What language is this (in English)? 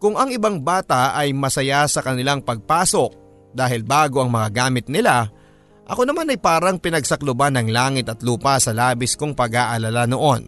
Filipino